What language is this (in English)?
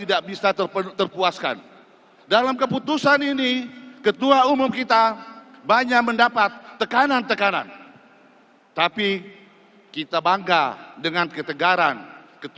Indonesian